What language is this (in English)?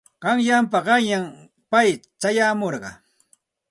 Santa Ana de Tusi Pasco Quechua